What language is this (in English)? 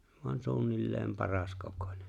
Finnish